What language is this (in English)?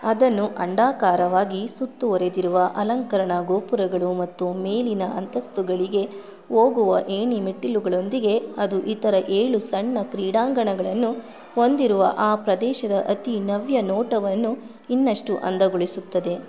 Kannada